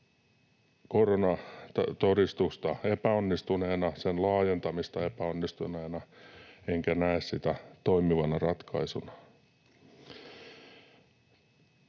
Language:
Finnish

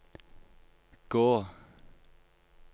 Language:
Norwegian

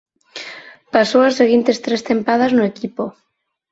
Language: Galician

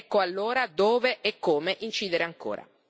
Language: Italian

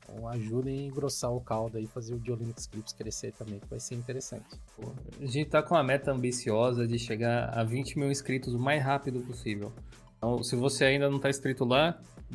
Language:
Portuguese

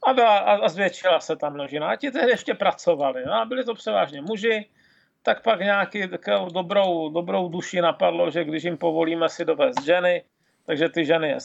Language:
Czech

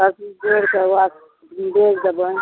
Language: Maithili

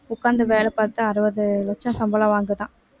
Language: Tamil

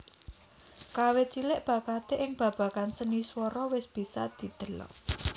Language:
Javanese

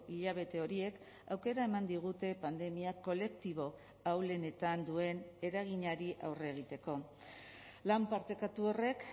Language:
Basque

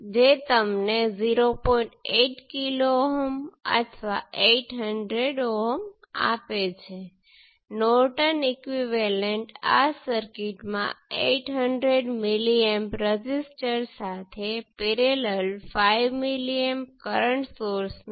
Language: Gujarati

